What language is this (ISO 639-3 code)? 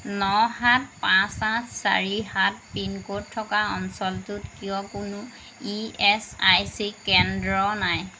asm